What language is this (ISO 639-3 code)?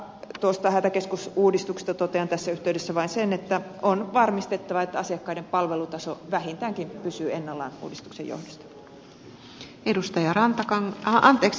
fin